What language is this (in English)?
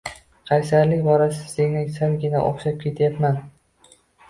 Uzbek